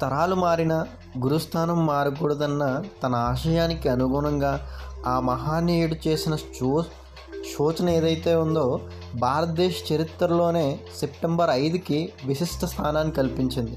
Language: Telugu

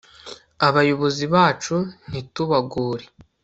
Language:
Kinyarwanda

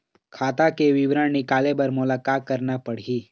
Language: Chhattisgarhi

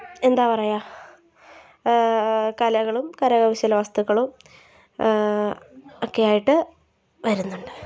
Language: Malayalam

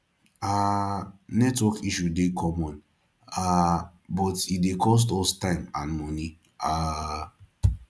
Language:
Nigerian Pidgin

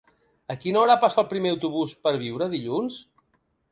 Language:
Catalan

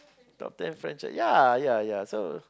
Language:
English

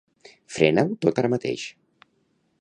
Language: Catalan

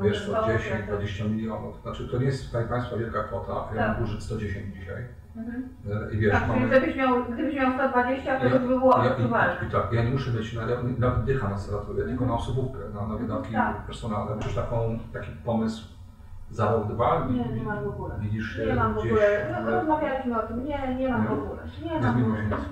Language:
Polish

